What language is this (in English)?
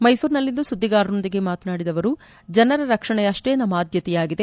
Kannada